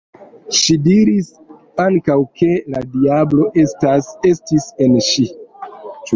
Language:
Esperanto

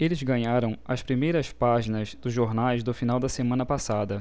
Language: Portuguese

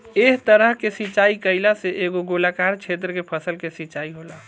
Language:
Bhojpuri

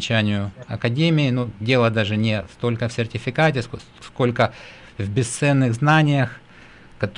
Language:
Russian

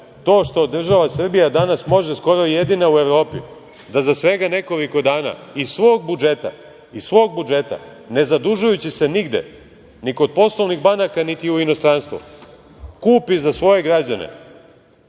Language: Serbian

